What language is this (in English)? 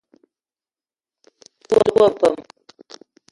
Eton (Cameroon)